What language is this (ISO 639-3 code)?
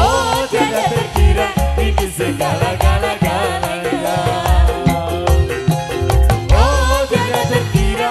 ind